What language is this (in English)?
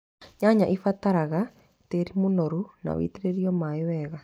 Kikuyu